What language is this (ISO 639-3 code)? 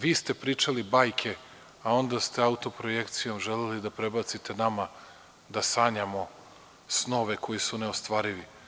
srp